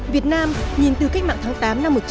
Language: Vietnamese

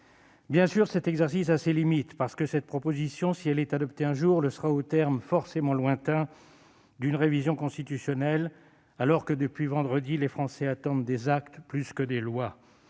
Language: French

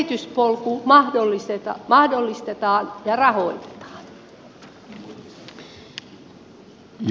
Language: Finnish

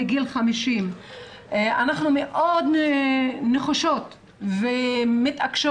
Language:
Hebrew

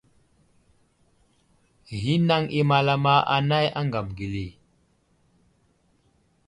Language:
Wuzlam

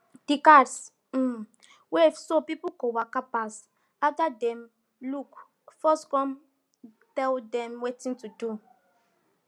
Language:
Nigerian Pidgin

